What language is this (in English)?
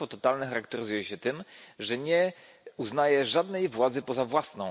Polish